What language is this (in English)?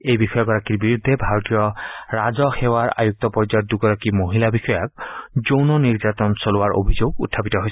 Assamese